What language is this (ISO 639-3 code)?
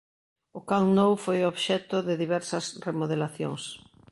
glg